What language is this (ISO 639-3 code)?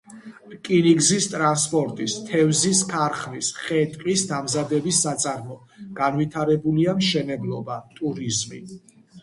kat